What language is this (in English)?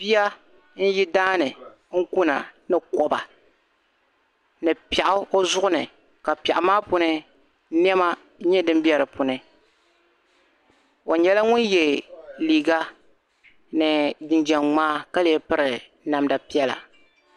Dagbani